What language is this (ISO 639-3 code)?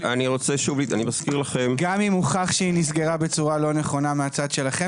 heb